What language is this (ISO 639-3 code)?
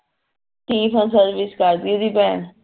pan